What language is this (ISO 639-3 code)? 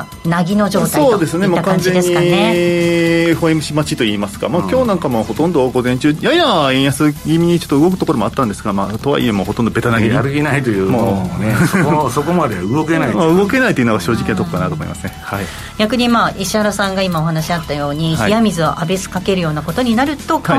jpn